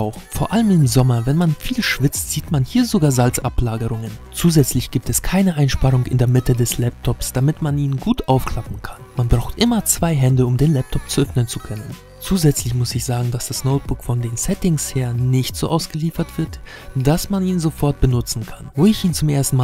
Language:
German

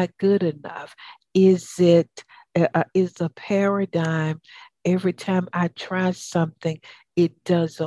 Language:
English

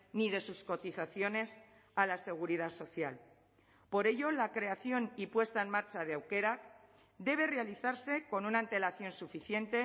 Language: Spanish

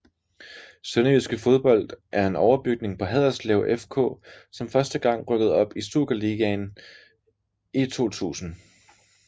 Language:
Danish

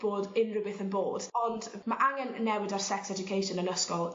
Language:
Welsh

